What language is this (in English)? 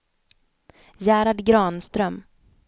Swedish